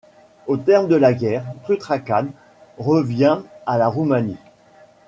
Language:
French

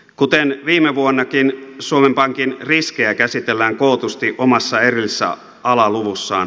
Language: Finnish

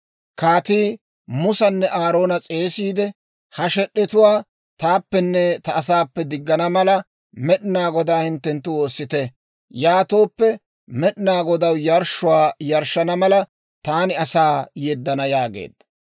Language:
Dawro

